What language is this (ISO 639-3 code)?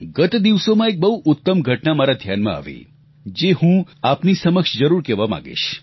guj